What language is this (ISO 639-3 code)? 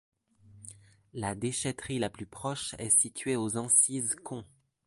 fra